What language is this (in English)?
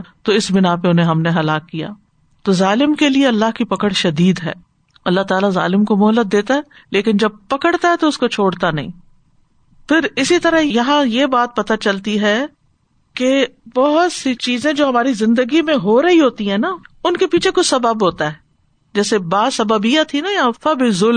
Urdu